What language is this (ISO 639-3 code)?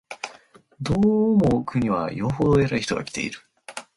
jpn